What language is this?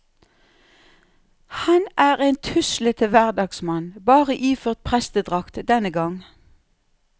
Norwegian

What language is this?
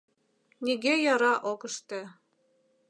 Mari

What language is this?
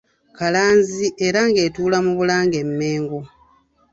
Ganda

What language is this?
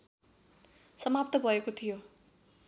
Nepali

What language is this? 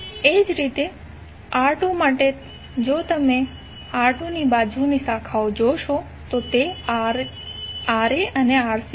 Gujarati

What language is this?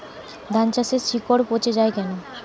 Bangla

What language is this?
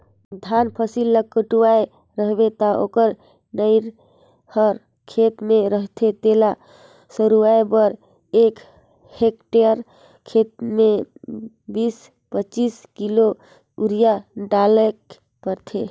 Chhattisgarhi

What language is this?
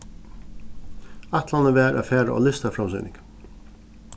Faroese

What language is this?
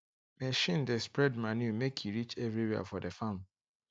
Nigerian Pidgin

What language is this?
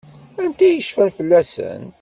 Kabyle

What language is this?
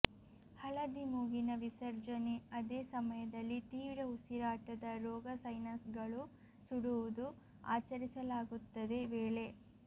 Kannada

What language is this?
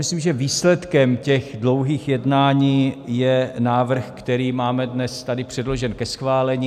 Czech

